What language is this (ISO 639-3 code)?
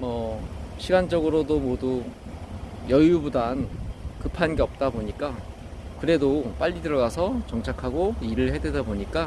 kor